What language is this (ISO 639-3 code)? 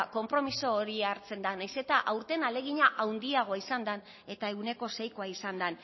eus